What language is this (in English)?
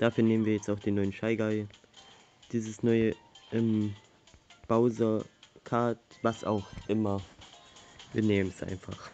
German